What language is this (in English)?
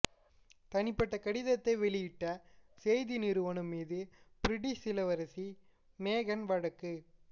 Tamil